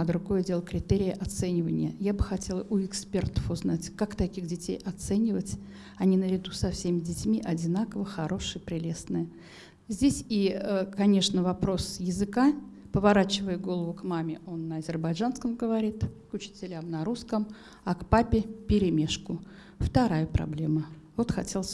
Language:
Russian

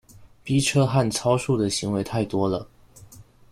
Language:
Chinese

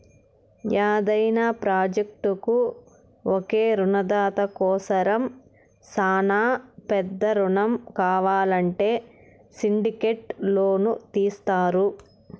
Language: Telugu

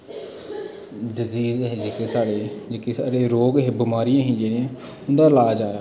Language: Dogri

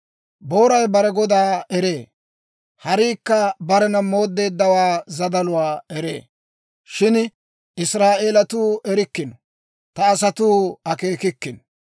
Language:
Dawro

